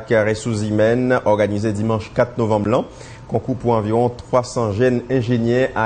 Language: French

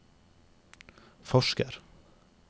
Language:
Norwegian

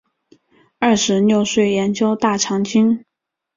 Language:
Chinese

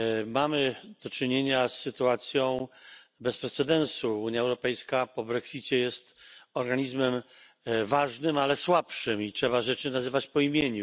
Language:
Polish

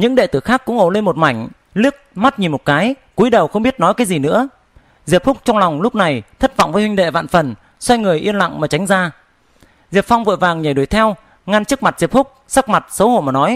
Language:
Vietnamese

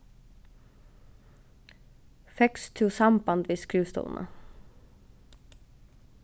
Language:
Faroese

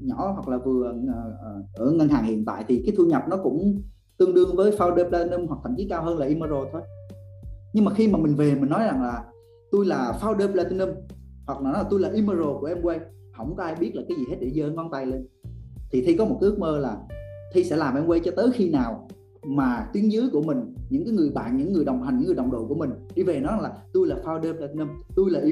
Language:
Vietnamese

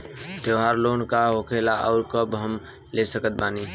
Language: Bhojpuri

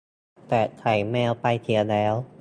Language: Thai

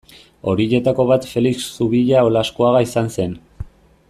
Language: Basque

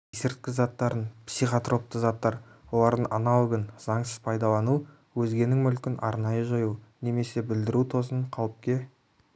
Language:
Kazakh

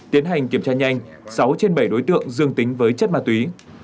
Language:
Vietnamese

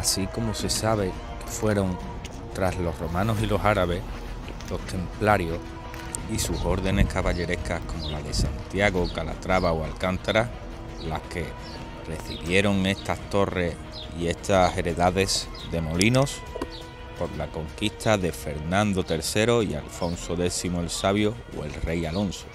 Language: Spanish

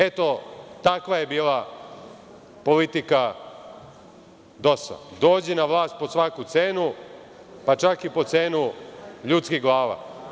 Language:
Serbian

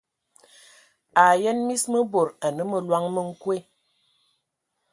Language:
Ewondo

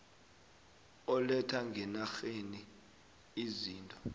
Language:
South Ndebele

